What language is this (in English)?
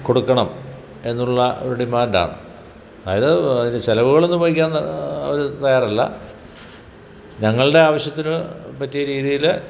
Malayalam